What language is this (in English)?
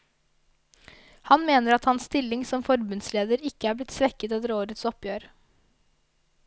Norwegian